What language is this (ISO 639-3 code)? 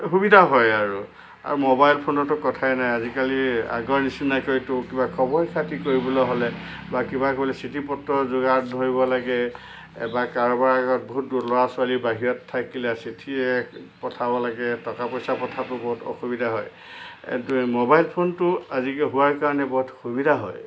asm